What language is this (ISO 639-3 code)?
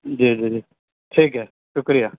urd